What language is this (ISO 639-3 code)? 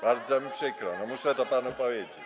pol